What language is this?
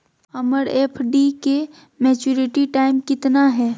Magahi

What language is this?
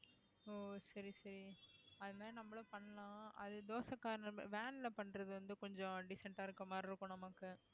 Tamil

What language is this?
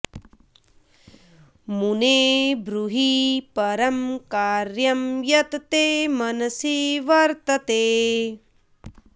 Sanskrit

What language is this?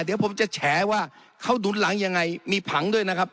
Thai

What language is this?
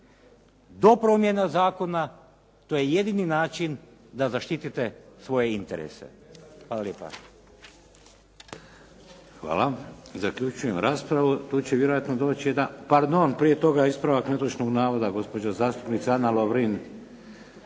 Croatian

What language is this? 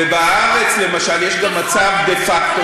Hebrew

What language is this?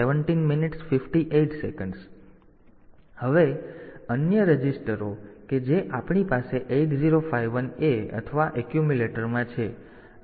Gujarati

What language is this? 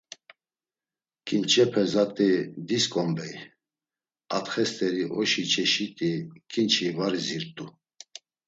Laz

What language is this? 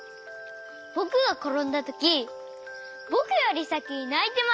Japanese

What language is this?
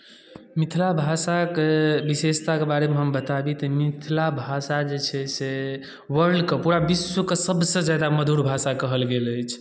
Maithili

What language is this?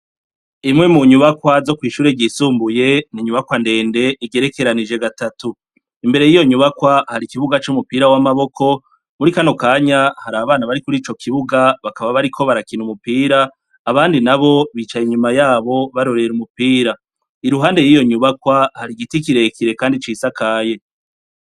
Rundi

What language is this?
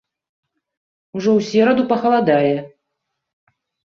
Belarusian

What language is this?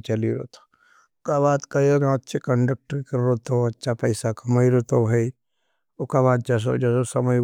Nimadi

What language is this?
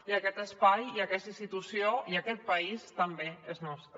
Catalan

